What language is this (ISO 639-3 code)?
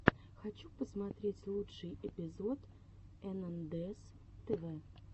rus